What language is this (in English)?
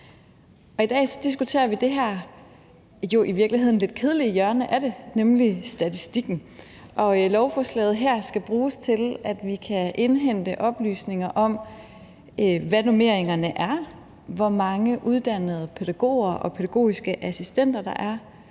Danish